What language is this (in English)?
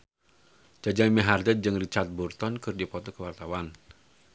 Sundanese